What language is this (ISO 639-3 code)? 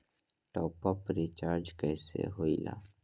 mag